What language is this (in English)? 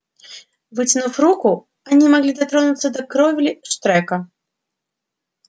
Russian